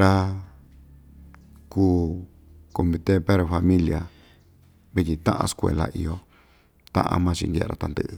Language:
Ixtayutla Mixtec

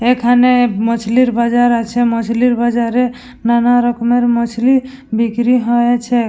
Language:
Bangla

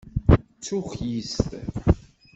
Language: Kabyle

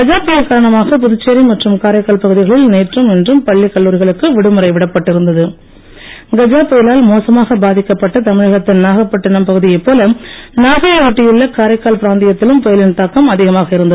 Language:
Tamil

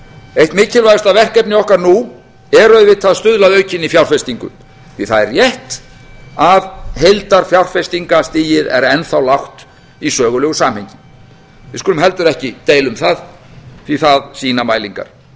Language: Icelandic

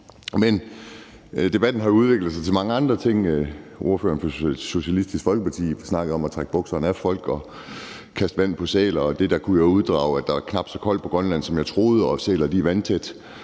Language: Danish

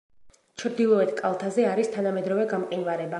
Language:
Georgian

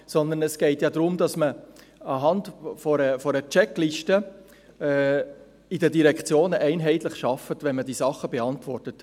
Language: Swiss German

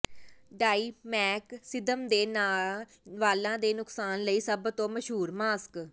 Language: Punjabi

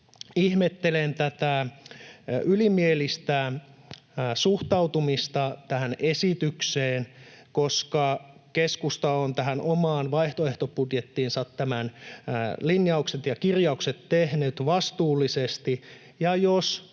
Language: Finnish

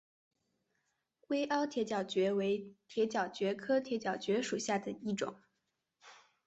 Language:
Chinese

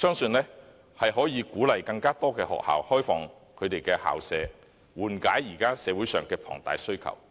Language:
Cantonese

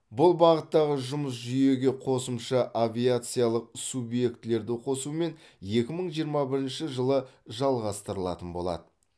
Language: Kazakh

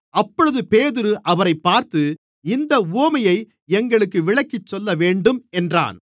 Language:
Tamil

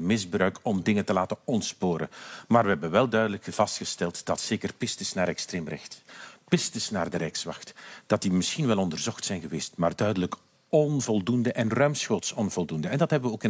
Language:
Dutch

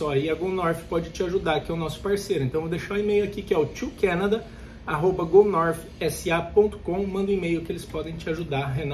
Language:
Portuguese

